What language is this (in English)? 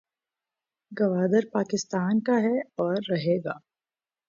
Urdu